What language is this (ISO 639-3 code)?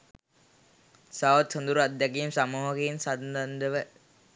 sin